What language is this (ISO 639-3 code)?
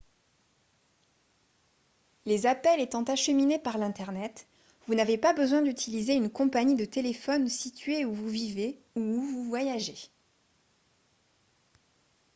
fra